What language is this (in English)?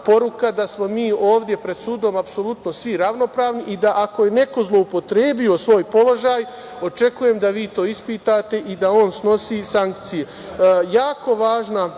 Serbian